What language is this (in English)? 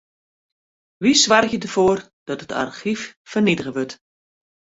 Western Frisian